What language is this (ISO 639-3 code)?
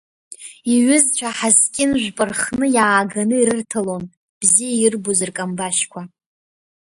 abk